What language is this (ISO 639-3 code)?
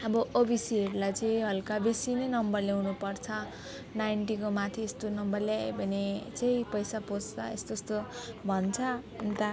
nep